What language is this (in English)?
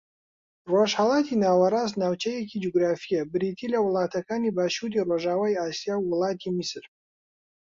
Central Kurdish